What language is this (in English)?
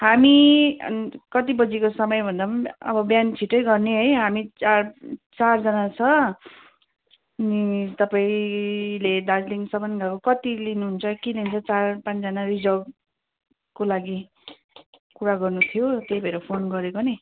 Nepali